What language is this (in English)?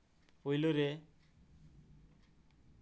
Santali